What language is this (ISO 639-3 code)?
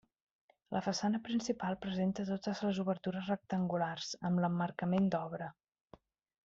cat